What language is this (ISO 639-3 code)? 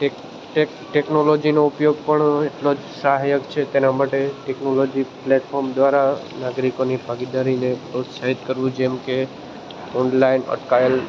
guj